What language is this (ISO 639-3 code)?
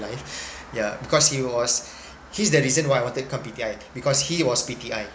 eng